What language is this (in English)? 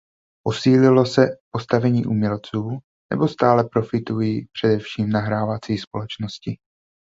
Czech